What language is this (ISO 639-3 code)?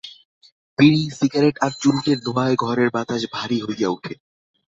ben